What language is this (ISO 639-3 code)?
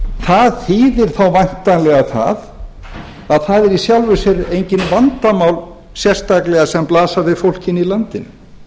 isl